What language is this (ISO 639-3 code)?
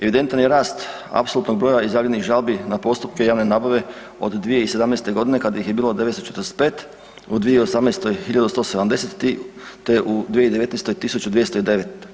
hrv